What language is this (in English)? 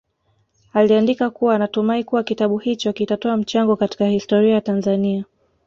Swahili